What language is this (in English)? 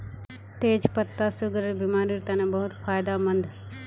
Magahi